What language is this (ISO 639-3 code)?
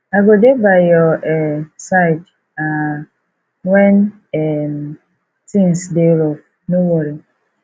pcm